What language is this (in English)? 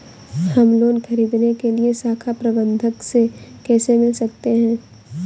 Hindi